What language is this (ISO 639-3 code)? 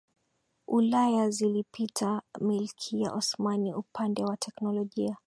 swa